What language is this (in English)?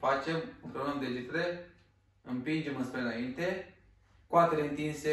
Romanian